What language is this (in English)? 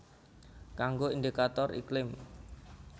Javanese